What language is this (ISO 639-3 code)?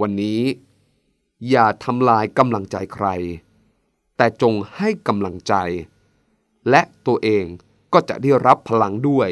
tha